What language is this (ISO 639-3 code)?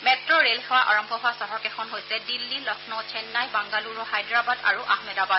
asm